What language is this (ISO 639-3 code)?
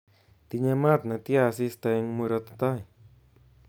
kln